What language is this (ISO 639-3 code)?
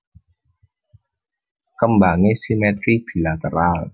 jav